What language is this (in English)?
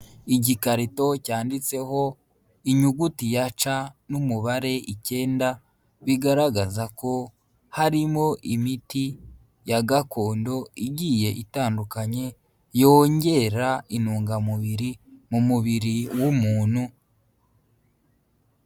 Kinyarwanda